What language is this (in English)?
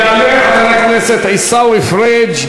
Hebrew